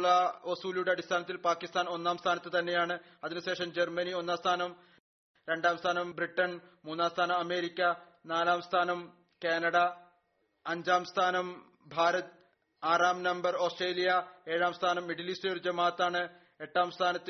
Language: Malayalam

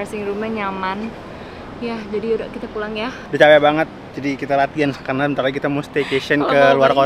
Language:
Indonesian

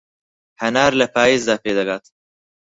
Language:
Central Kurdish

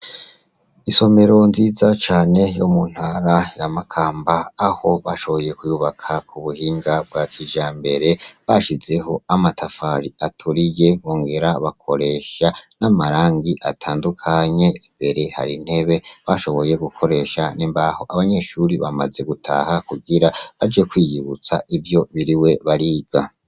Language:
Rundi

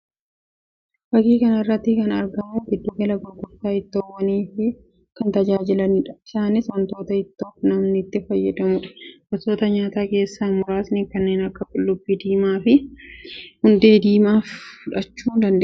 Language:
Oromo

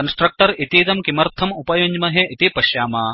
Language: Sanskrit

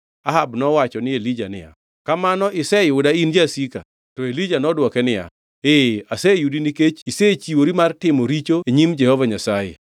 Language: Luo (Kenya and Tanzania)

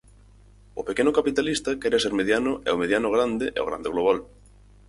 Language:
Galician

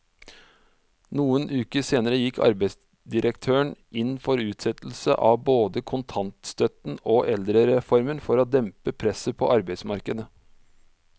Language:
Norwegian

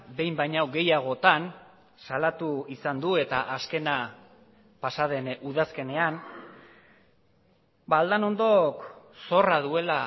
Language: Basque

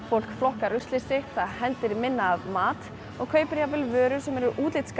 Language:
Icelandic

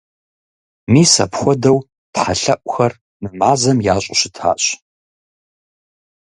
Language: Kabardian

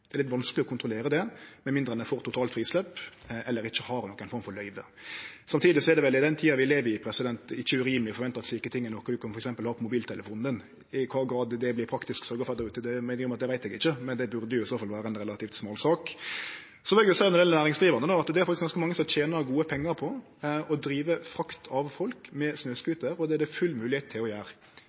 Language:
Norwegian Nynorsk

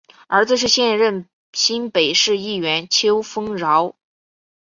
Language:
Chinese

